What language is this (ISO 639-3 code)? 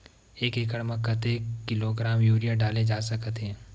hne